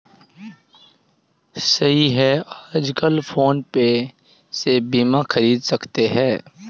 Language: Hindi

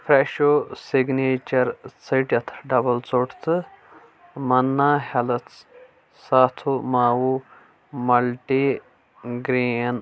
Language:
Kashmiri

